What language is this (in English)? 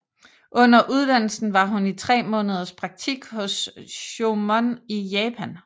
Danish